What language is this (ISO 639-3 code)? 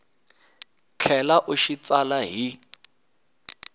tso